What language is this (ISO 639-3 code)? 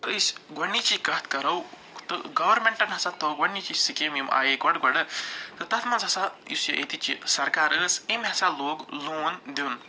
kas